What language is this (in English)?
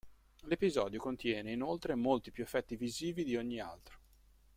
Italian